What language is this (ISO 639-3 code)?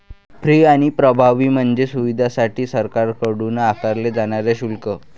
mar